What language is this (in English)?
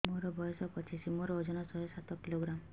Odia